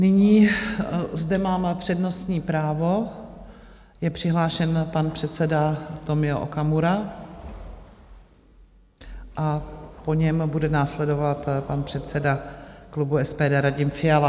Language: Czech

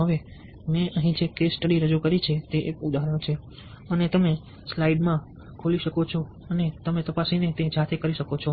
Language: Gujarati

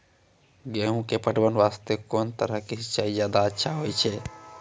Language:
Maithili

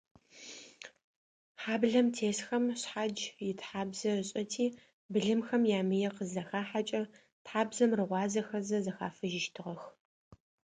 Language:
Adyghe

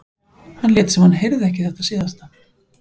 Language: Icelandic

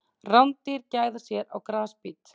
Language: Icelandic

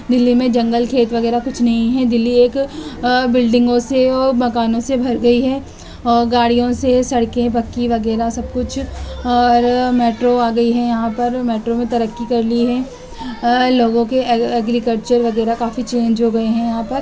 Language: Urdu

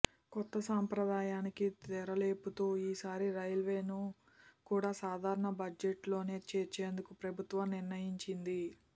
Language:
Telugu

